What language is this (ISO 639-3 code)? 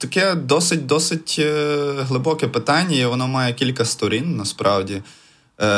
ukr